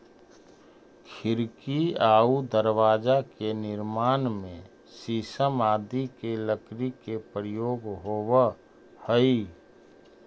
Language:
Magahi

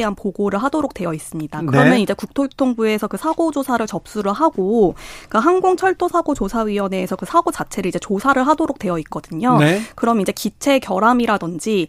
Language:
Korean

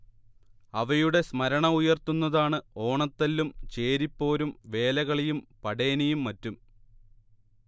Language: Malayalam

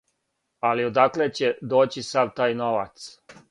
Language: Serbian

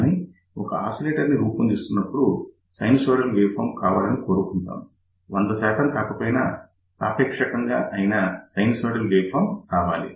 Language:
Telugu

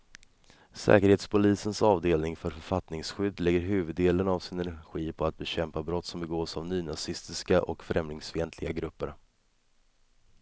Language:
Swedish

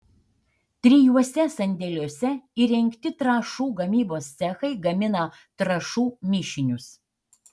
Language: Lithuanian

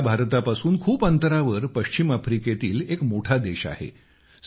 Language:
Marathi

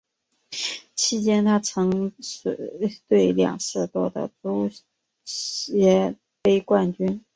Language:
Chinese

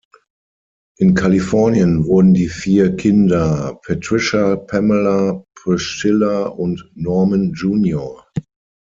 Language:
German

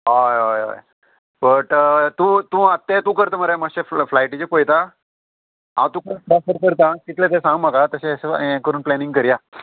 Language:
Konkani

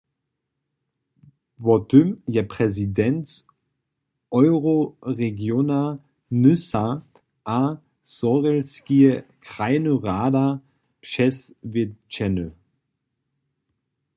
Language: Upper Sorbian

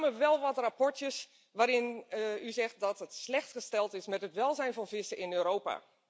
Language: Dutch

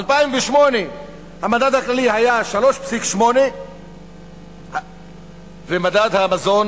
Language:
Hebrew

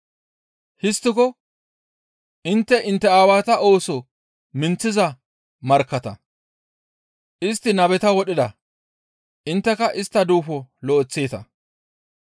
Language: Gamo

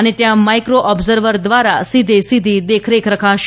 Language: Gujarati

